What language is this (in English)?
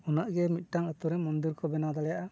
Santali